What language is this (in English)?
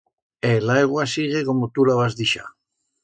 Aragonese